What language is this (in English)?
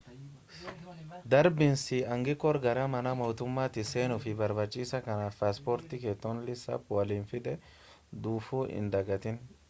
Oromo